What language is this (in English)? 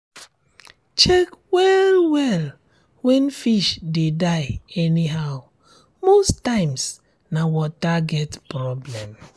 Nigerian Pidgin